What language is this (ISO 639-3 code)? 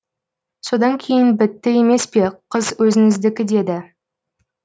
kaz